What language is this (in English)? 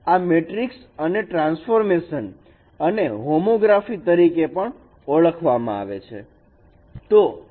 Gujarati